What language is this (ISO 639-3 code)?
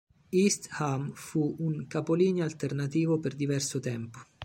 ita